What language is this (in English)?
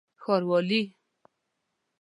Pashto